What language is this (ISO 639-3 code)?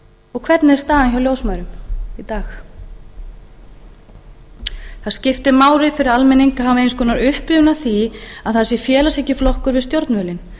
isl